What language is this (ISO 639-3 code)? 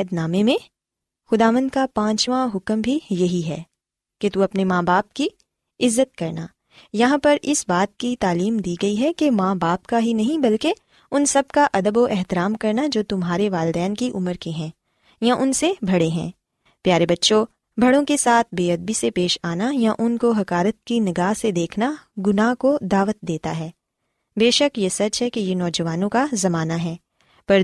urd